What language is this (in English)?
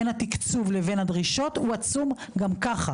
Hebrew